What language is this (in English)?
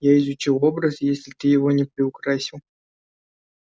Russian